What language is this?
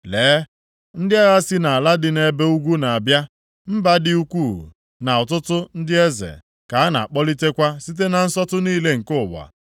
Igbo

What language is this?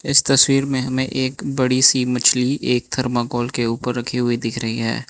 Hindi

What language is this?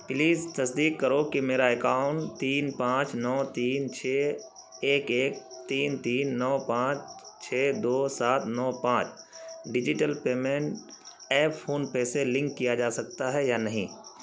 Urdu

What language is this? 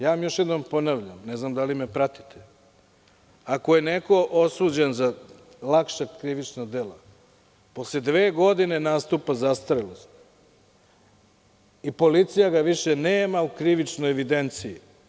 Serbian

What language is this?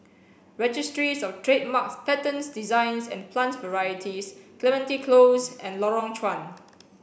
English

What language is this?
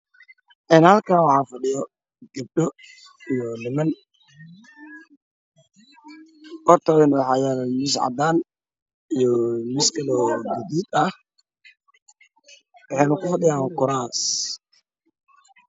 Somali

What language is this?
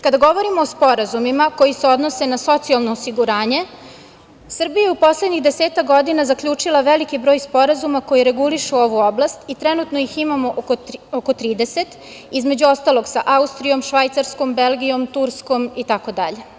Serbian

